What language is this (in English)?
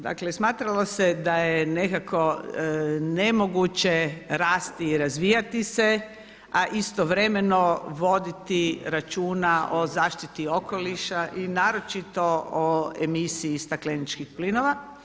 Croatian